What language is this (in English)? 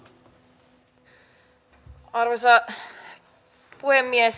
Finnish